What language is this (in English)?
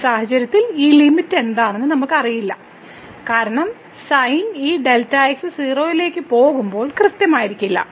Malayalam